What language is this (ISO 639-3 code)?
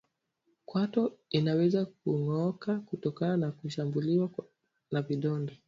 swa